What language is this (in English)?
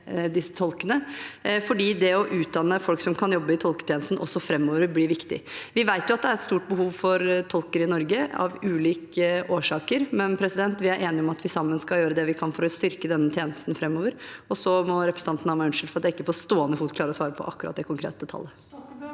Norwegian